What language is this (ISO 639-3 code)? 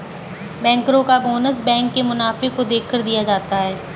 hin